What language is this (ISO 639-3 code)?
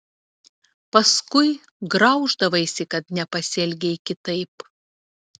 lit